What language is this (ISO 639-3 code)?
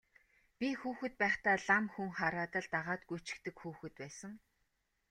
mon